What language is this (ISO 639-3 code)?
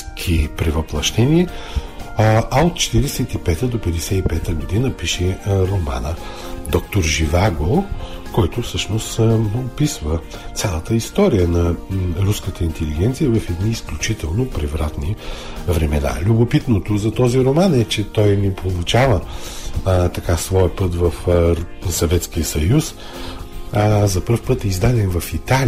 bul